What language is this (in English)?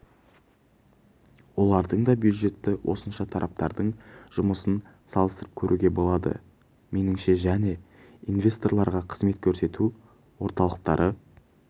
Kazakh